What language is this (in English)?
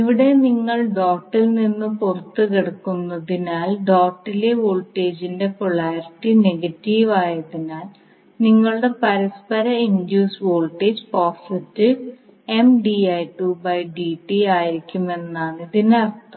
Malayalam